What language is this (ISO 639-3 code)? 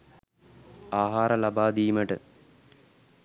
sin